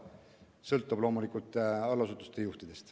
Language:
Estonian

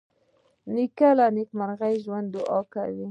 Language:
Pashto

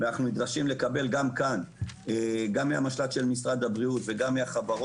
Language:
Hebrew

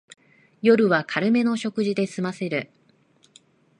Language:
Japanese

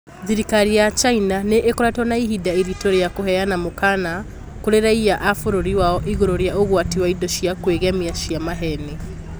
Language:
Kikuyu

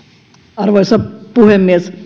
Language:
Finnish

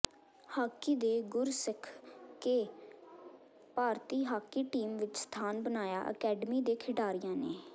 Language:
Punjabi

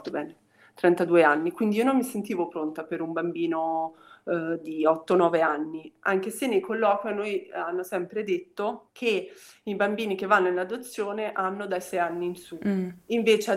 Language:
Italian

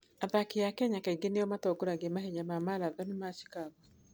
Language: Kikuyu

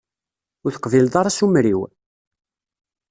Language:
Kabyle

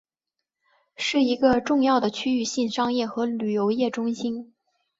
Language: Chinese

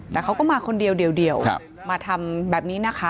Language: Thai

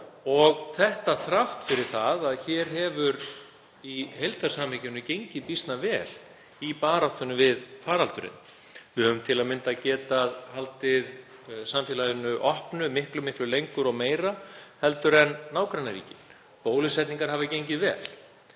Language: Icelandic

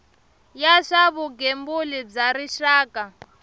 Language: Tsonga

